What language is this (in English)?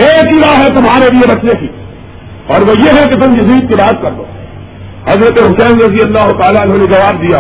Urdu